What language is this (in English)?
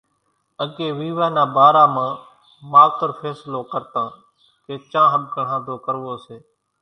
Kachi Koli